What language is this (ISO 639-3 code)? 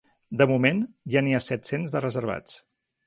cat